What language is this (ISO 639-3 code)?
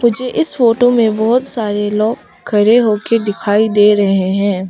hin